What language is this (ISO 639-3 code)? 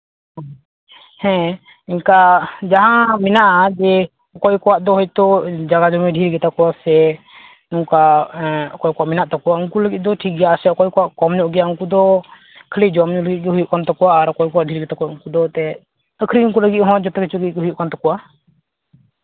sat